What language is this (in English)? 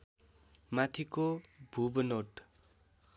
Nepali